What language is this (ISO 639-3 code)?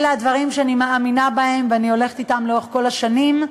heb